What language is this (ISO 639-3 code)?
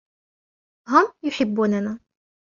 ara